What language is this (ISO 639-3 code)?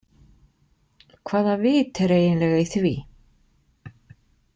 isl